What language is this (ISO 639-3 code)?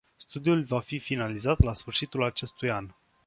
ron